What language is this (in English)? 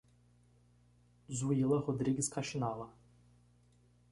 Portuguese